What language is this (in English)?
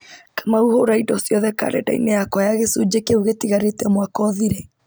Kikuyu